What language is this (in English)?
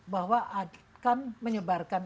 Indonesian